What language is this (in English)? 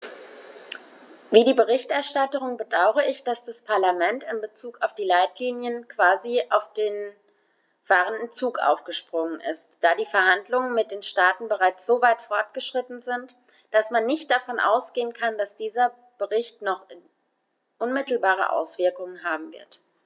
German